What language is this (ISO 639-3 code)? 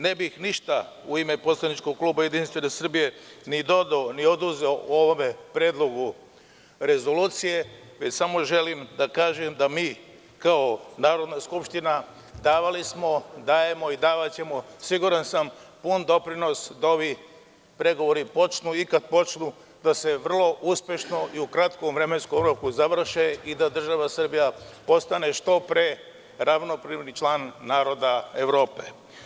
srp